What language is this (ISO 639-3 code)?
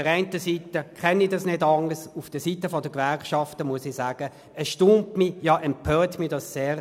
gsw